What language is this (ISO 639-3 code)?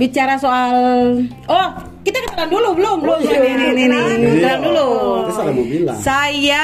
ind